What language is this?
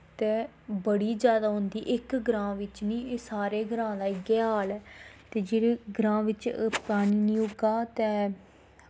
Dogri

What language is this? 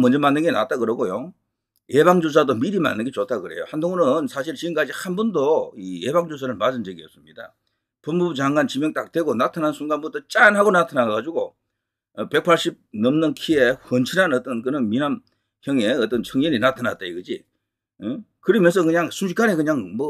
Korean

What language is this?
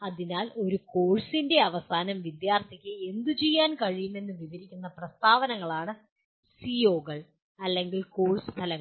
Malayalam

